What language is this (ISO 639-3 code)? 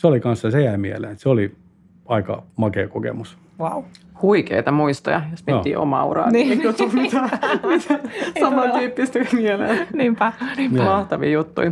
fin